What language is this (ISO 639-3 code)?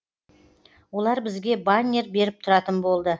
kaz